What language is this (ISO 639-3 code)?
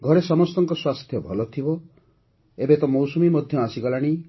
ori